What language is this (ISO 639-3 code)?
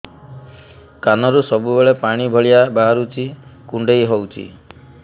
ori